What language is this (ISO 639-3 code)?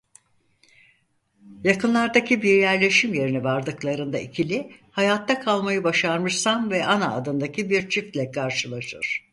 tur